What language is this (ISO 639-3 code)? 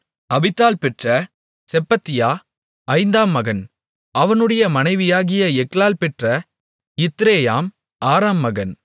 tam